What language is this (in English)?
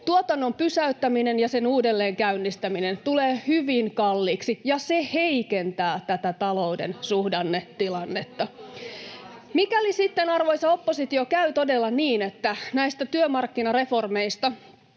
Finnish